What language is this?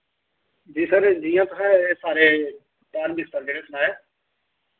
Dogri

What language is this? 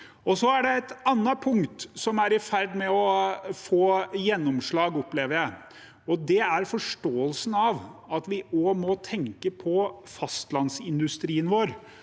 Norwegian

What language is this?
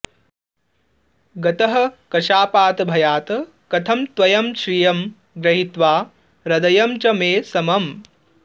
Sanskrit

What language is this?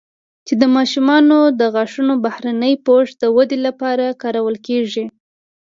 Pashto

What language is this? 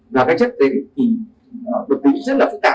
Vietnamese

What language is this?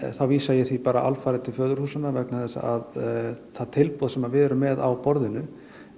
Icelandic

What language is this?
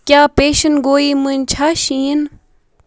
Kashmiri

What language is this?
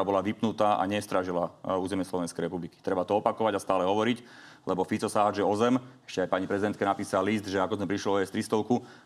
Slovak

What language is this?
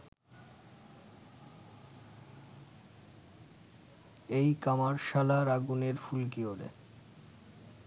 Bangla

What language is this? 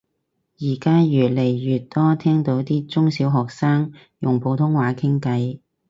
Cantonese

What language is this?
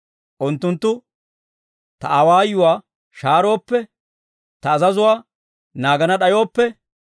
Dawro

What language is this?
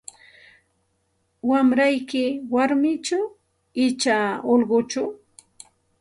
Santa Ana de Tusi Pasco Quechua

